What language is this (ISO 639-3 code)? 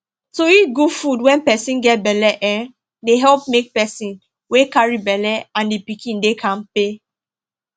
pcm